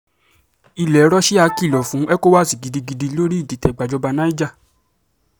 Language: Yoruba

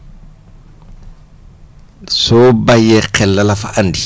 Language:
Wolof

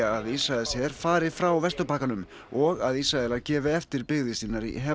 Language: Icelandic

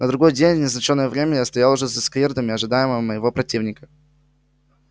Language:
Russian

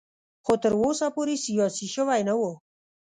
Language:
Pashto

